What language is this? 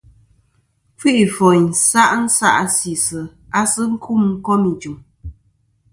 Kom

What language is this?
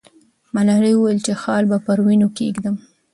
Pashto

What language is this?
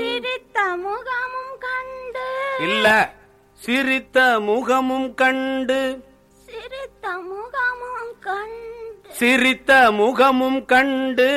Tamil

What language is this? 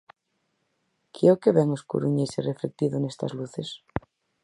Galician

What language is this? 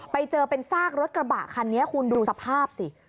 Thai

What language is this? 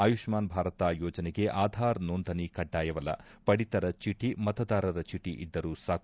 Kannada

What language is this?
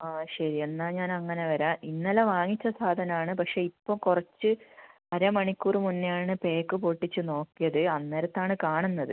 Malayalam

